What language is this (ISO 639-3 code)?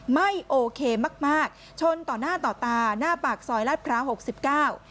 tha